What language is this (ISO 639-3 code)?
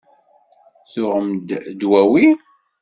kab